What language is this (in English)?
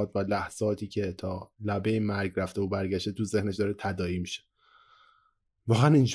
Persian